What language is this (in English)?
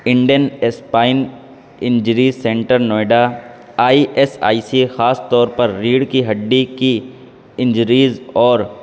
Urdu